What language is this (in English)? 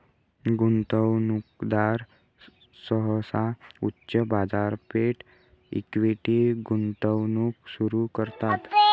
Marathi